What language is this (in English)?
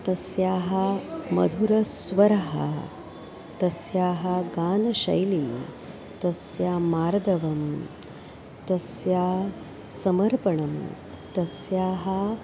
Sanskrit